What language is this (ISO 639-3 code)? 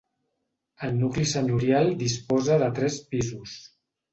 cat